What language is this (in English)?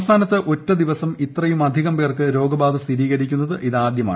Malayalam